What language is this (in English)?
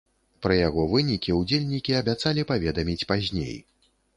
Belarusian